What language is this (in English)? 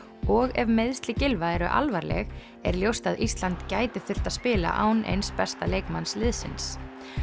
Icelandic